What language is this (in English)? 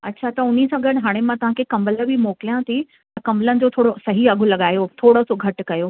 Sindhi